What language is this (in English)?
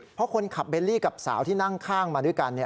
Thai